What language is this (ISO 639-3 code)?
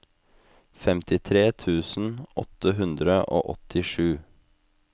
nor